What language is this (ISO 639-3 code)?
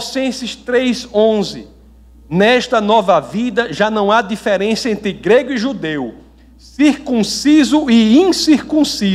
por